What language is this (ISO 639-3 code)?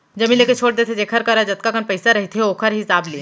hne